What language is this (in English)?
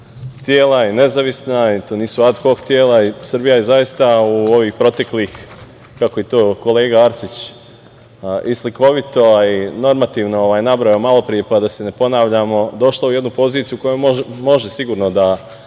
Serbian